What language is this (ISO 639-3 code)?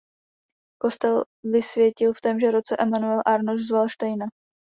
ces